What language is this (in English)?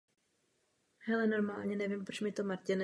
Czech